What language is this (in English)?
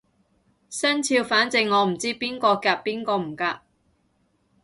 Cantonese